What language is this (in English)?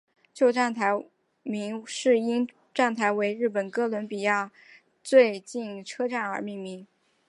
Chinese